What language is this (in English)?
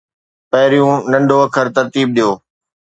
Sindhi